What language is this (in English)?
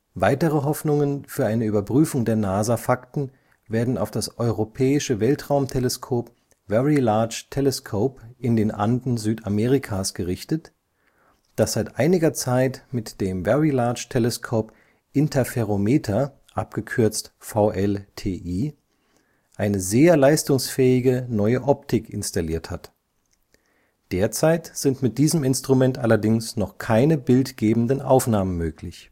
German